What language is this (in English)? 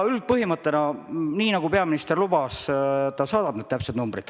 Estonian